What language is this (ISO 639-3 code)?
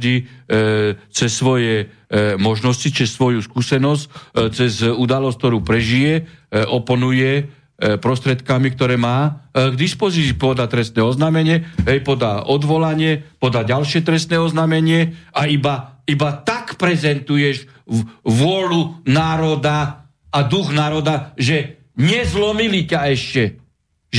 slk